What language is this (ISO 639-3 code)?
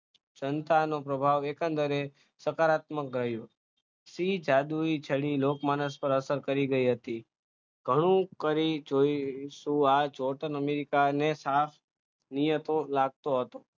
guj